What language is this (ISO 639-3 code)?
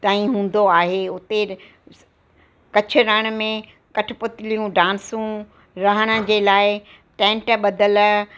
snd